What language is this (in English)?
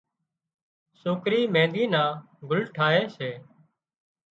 Wadiyara Koli